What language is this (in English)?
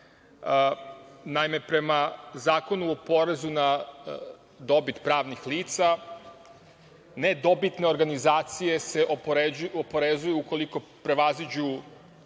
Serbian